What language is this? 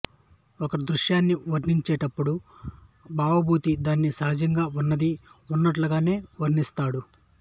Telugu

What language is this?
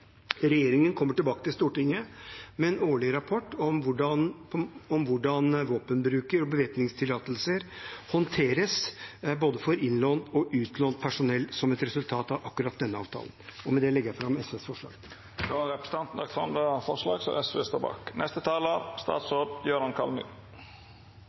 Norwegian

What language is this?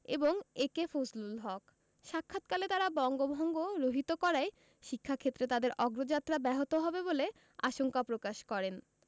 Bangla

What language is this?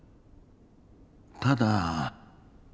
Japanese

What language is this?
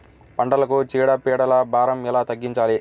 Telugu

